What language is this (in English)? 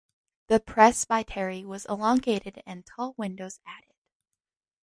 English